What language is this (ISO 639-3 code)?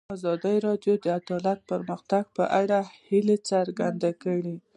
pus